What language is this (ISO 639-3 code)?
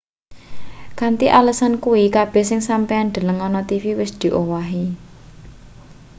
jav